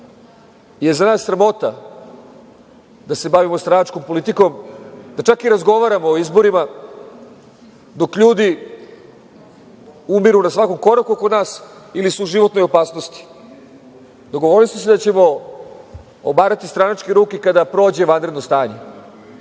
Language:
Serbian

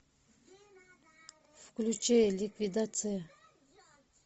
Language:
Russian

